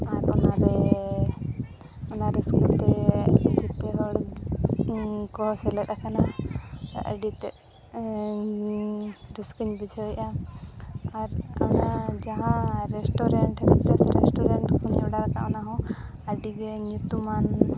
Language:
Santali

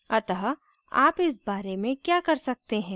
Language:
Hindi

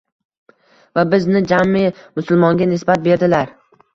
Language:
Uzbek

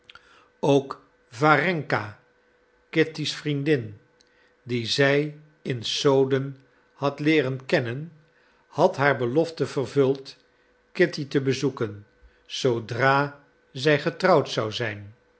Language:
Dutch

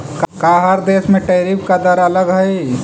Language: Magahi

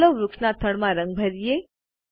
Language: Gujarati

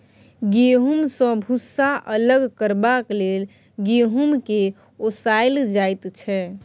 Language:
Maithili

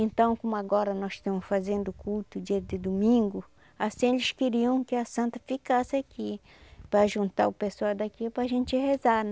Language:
Portuguese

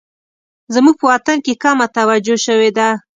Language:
Pashto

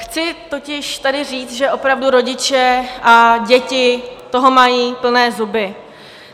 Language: Czech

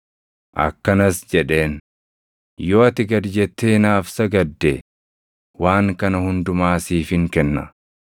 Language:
Oromo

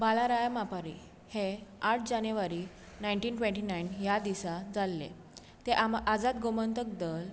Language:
Konkani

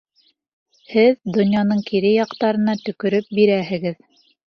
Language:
Bashkir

